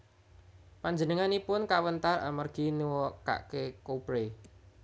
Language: Javanese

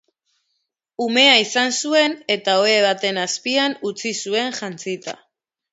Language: Basque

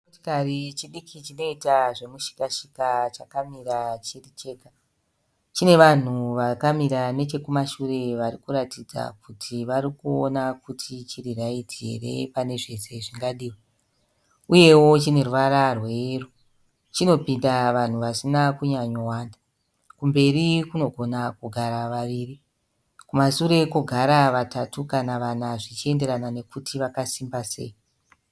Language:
Shona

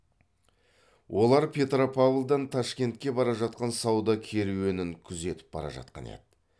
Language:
Kazakh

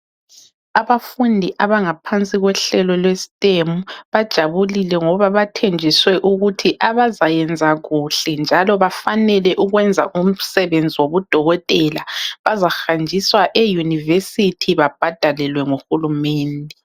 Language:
North Ndebele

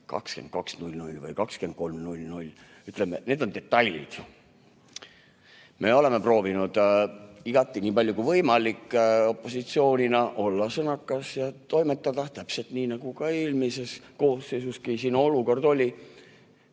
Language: Estonian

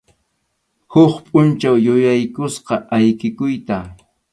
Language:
Arequipa-La Unión Quechua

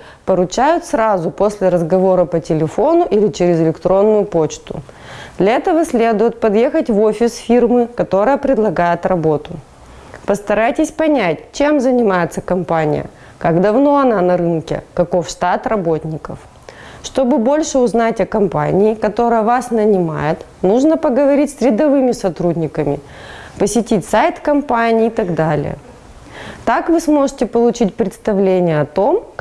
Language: Russian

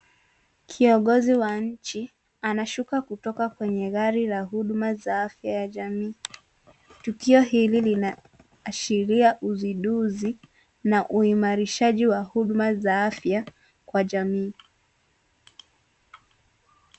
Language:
Swahili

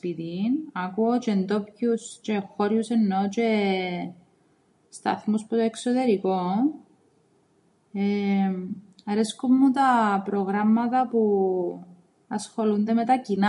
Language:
Greek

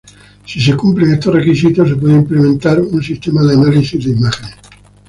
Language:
Spanish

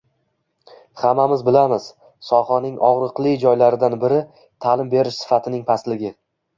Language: Uzbek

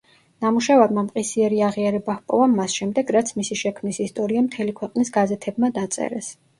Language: Georgian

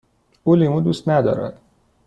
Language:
Persian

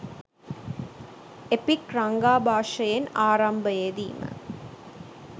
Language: Sinhala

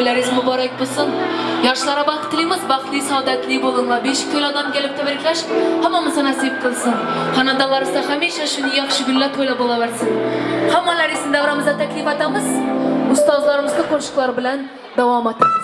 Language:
Turkish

